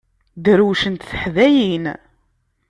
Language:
Kabyle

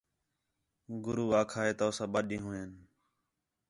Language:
Khetrani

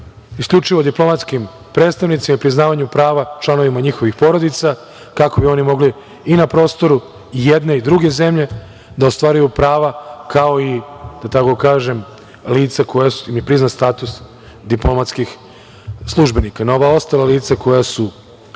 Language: Serbian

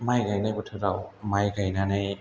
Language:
Bodo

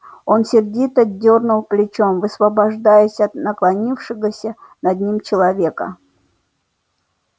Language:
Russian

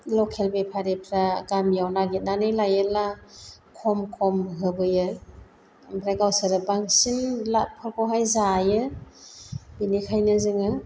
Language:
Bodo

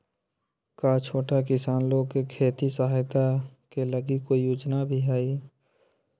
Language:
Magahi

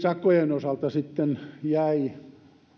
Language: Finnish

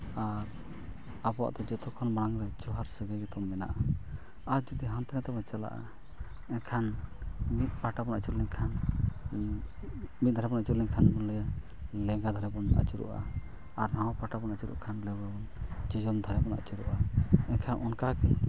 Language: Santali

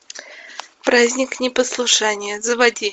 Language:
Russian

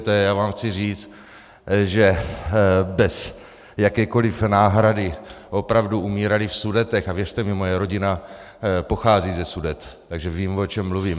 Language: Czech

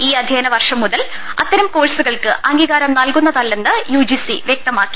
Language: Malayalam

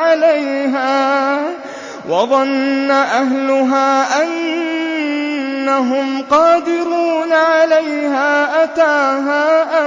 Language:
Arabic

